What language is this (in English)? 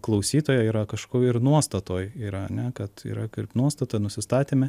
Lithuanian